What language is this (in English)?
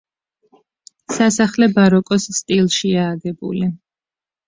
Georgian